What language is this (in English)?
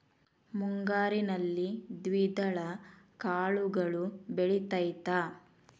Kannada